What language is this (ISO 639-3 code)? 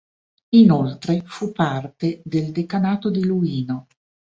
ita